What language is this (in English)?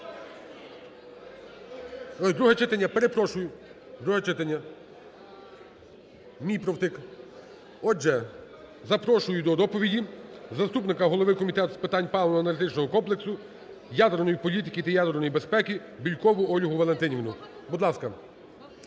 Ukrainian